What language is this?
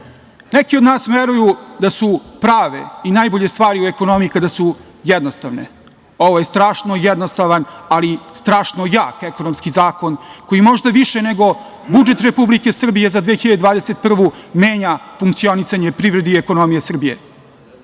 Serbian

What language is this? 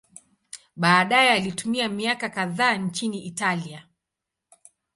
Swahili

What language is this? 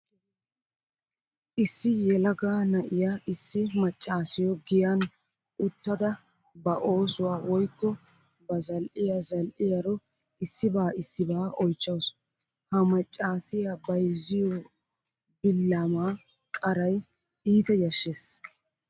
Wolaytta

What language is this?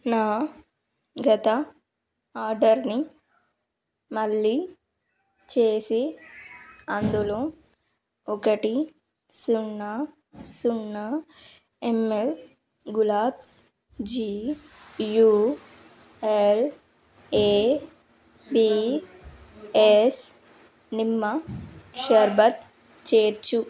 Telugu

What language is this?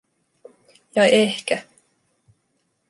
Finnish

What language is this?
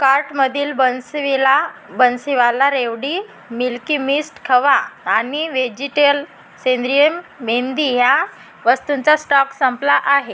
Marathi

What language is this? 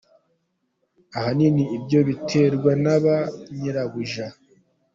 Kinyarwanda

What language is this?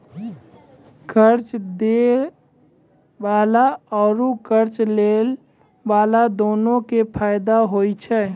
Maithili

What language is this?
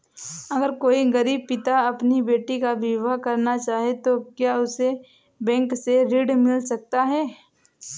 Hindi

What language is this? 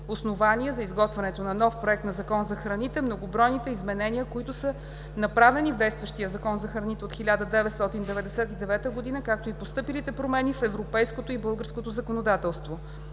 Bulgarian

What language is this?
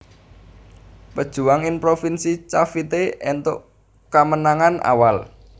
Javanese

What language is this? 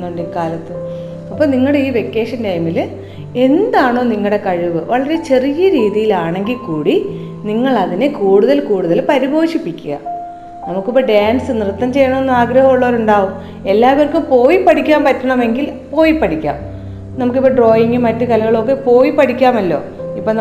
Malayalam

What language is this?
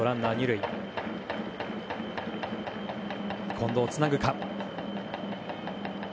Japanese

